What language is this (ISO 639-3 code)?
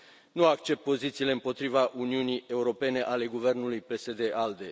ron